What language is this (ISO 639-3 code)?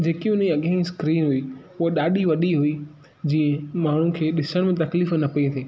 snd